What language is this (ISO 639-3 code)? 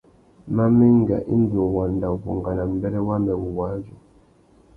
bag